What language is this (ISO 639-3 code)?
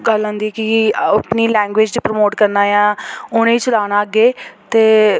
doi